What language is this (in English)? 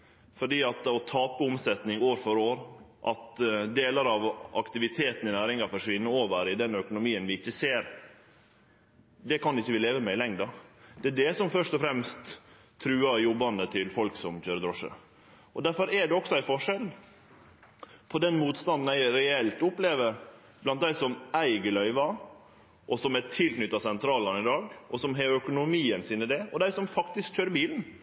Norwegian Nynorsk